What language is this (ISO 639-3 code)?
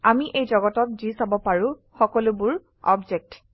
asm